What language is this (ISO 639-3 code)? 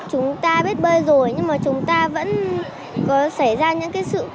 vie